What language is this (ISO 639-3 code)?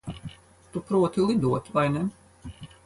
lav